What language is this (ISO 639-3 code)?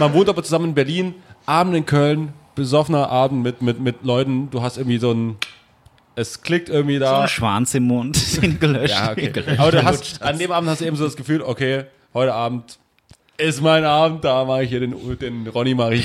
deu